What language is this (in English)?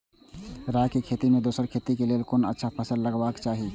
Maithili